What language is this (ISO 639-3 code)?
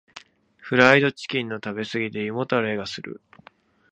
jpn